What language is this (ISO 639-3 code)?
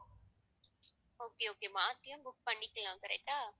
tam